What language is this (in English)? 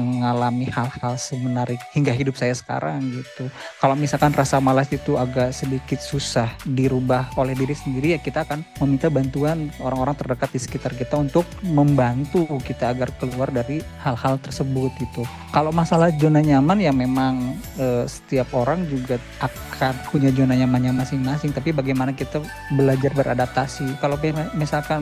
Indonesian